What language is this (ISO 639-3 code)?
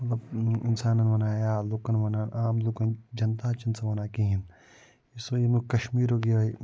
kas